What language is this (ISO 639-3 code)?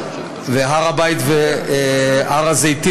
heb